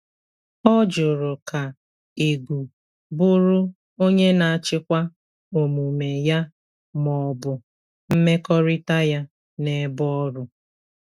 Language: Igbo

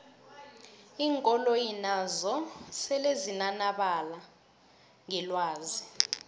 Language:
South Ndebele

